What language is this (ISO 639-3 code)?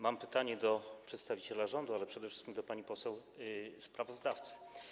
pol